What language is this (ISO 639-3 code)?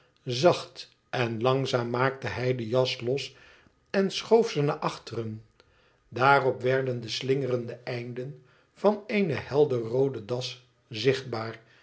nld